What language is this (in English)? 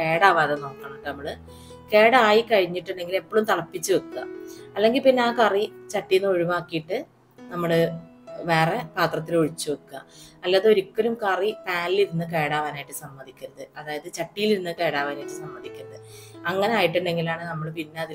Malayalam